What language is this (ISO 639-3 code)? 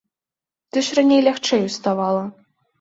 bel